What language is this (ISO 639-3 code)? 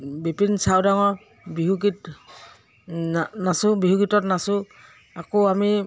asm